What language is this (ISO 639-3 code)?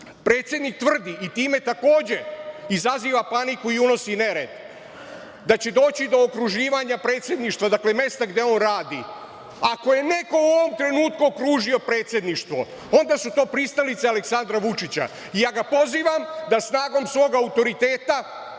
srp